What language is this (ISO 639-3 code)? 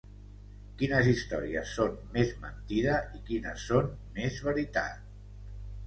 cat